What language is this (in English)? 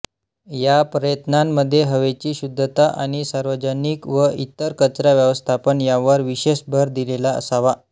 Marathi